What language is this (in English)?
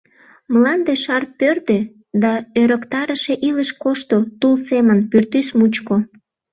Mari